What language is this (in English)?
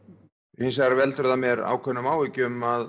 Icelandic